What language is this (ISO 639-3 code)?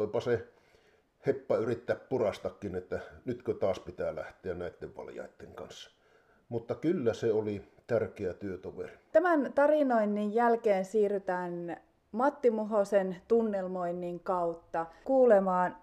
fin